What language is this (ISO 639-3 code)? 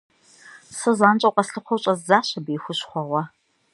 kbd